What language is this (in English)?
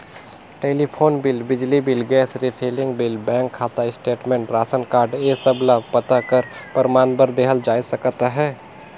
Chhattisgarhi